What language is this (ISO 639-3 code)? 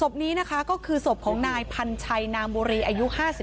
tha